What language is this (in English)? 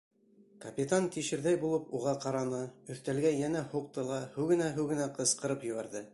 Bashkir